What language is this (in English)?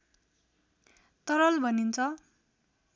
Nepali